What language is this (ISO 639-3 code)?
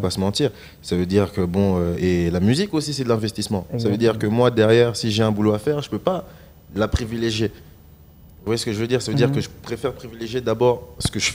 fra